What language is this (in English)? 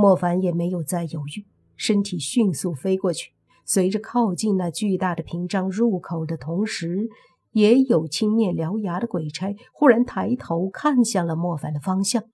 Chinese